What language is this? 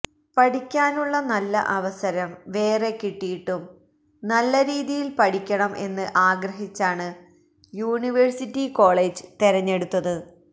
Malayalam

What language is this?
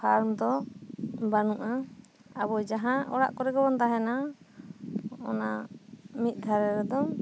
Santali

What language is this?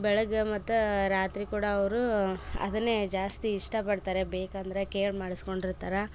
Kannada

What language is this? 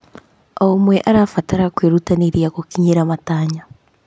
Kikuyu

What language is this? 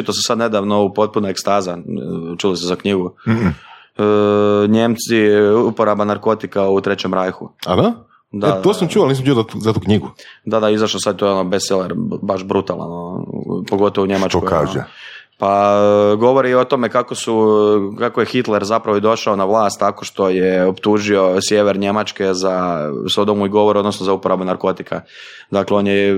Croatian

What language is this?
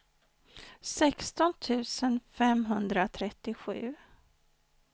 Swedish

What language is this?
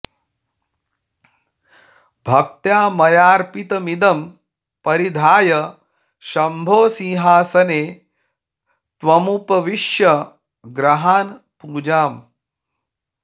Sanskrit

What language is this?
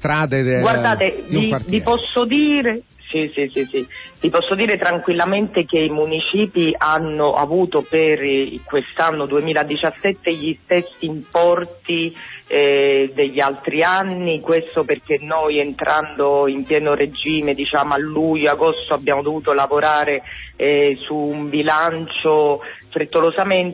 Italian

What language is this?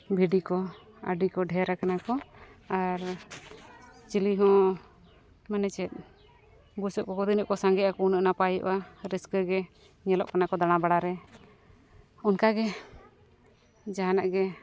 Santali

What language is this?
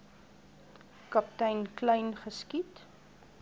Afrikaans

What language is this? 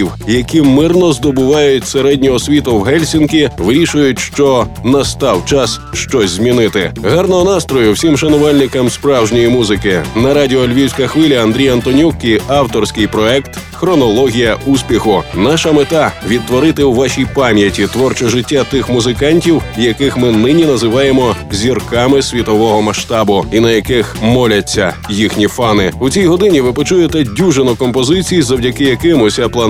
Ukrainian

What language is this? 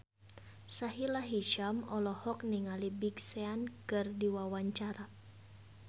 Sundanese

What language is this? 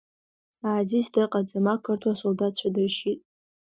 Abkhazian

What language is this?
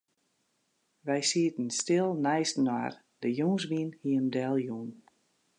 Western Frisian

